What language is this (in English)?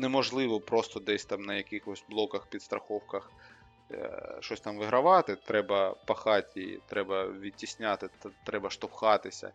Ukrainian